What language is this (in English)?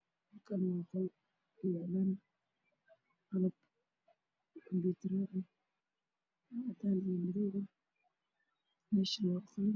Somali